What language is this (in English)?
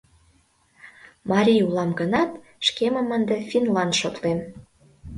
Mari